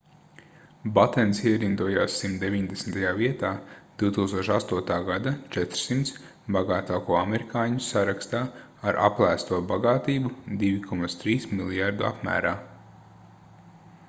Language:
Latvian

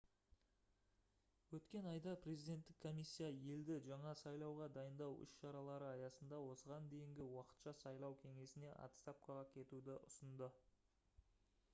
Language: Kazakh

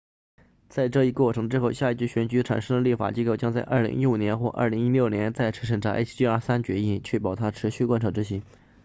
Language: Chinese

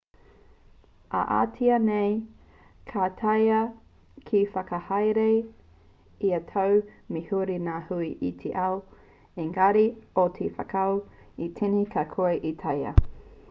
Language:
Māori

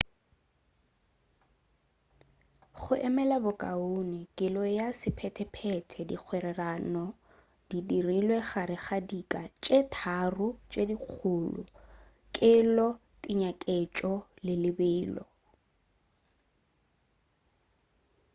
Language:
Northern Sotho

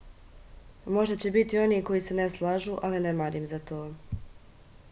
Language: Serbian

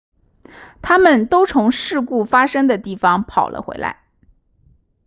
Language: Chinese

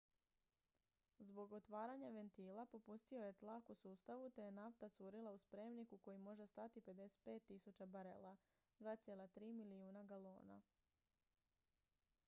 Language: Croatian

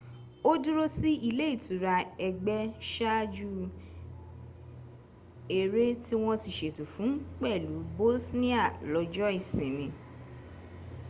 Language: Yoruba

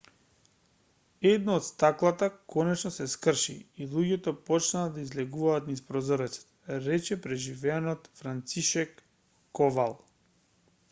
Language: Macedonian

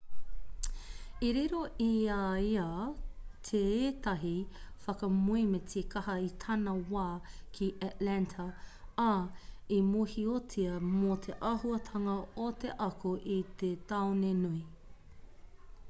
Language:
Māori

